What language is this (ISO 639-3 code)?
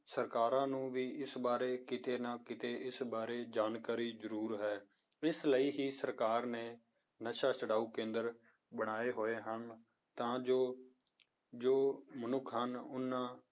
pan